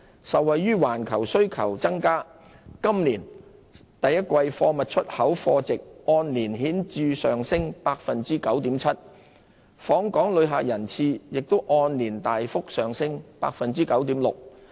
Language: Cantonese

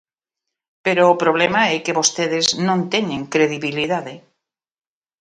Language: Galician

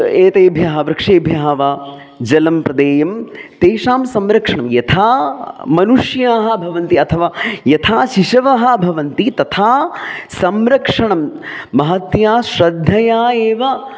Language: Sanskrit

